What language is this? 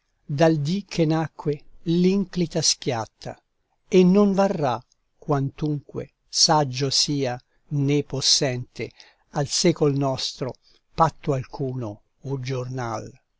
Italian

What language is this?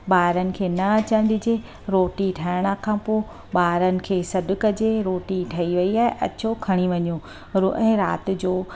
Sindhi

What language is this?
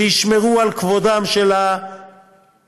Hebrew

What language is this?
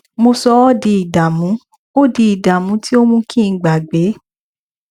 Yoruba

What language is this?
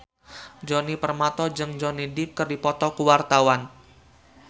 Sundanese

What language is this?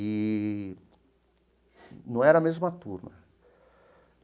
Portuguese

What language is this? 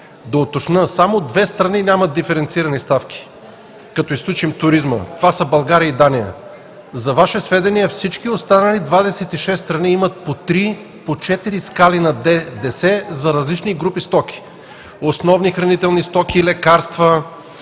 Bulgarian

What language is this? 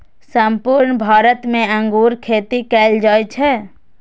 Maithili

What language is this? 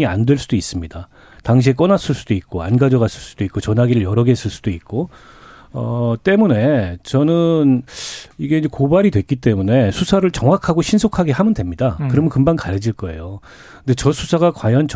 Korean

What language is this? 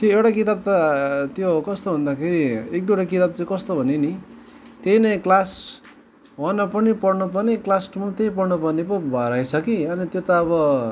Nepali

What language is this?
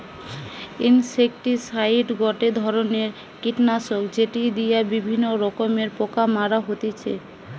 Bangla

